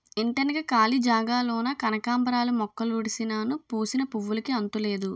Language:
Telugu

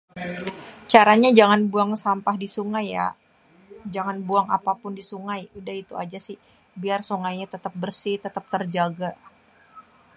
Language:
Betawi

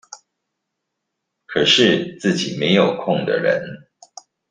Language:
Chinese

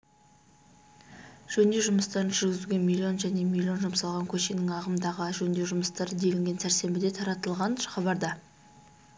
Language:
Kazakh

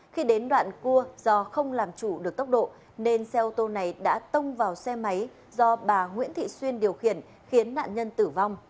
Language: Vietnamese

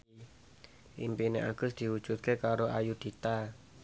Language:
Javanese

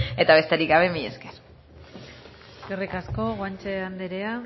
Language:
Basque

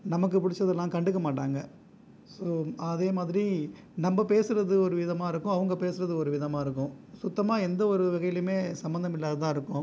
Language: Tamil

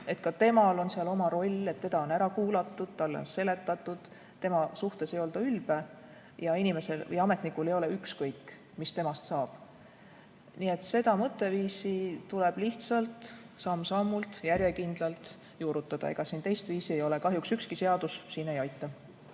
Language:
Estonian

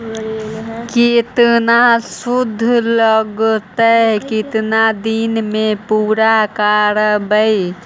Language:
Magahi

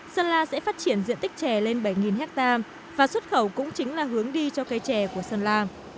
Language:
Vietnamese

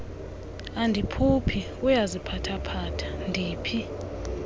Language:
Xhosa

